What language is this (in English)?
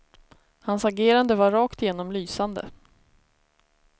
Swedish